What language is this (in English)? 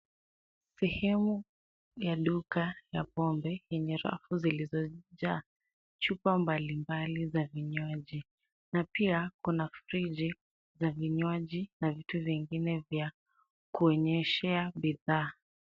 Swahili